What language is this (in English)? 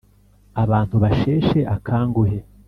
Kinyarwanda